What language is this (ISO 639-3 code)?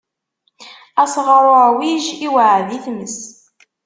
kab